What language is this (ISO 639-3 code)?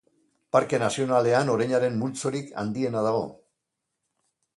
eus